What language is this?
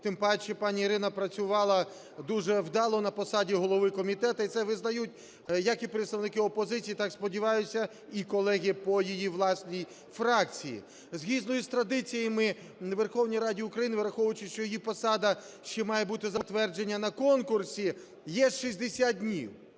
Ukrainian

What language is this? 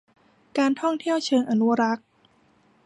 Thai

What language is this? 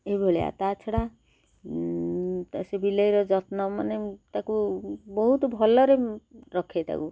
Odia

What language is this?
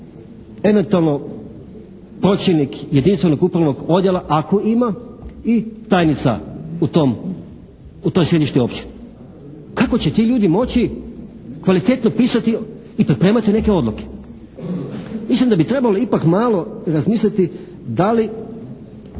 Croatian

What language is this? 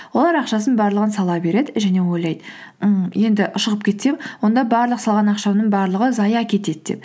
Kazakh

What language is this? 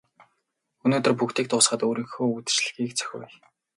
Mongolian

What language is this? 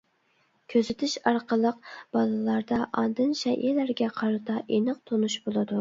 Uyghur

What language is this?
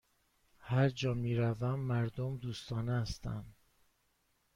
Persian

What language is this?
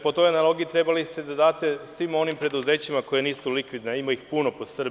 Serbian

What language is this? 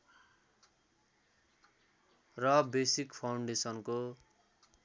Nepali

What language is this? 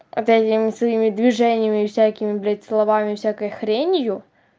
Russian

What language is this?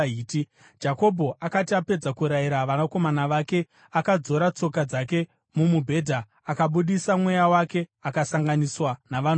Shona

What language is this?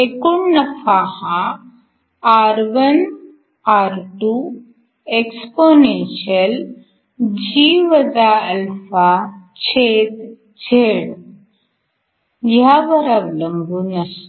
Marathi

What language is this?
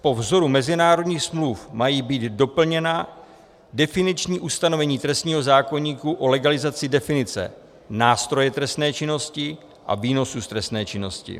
Czech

